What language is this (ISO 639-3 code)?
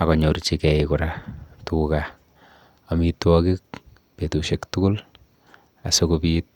kln